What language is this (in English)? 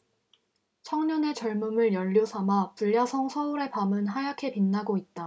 Korean